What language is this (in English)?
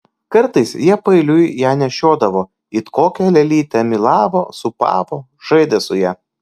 Lithuanian